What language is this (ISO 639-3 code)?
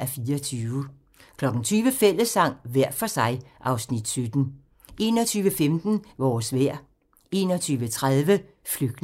dan